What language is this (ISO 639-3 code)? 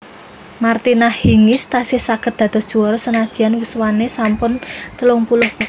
jav